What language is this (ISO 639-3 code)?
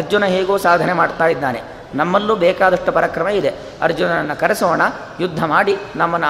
kan